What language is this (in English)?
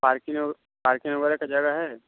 Hindi